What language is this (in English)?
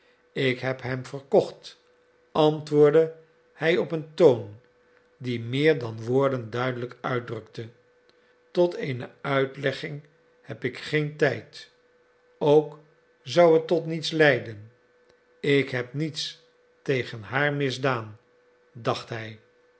Dutch